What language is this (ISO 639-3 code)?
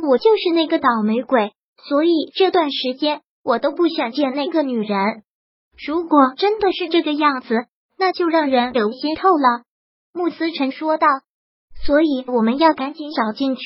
zho